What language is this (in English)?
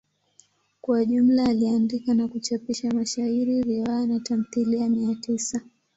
Swahili